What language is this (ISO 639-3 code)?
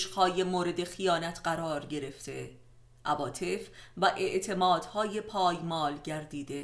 fas